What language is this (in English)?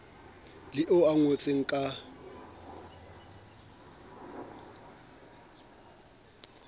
Southern Sotho